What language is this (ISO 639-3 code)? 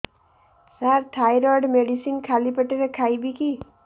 ori